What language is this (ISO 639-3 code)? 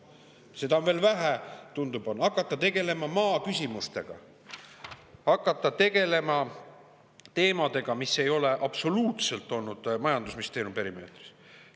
est